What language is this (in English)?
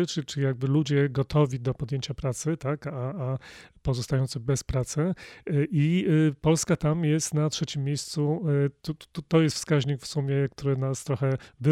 Polish